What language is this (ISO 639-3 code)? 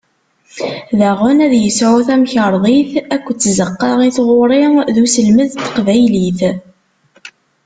kab